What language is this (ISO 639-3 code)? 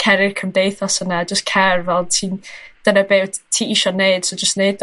cym